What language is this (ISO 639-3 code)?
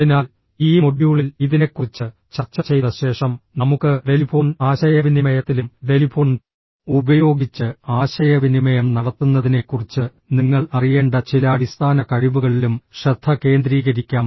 mal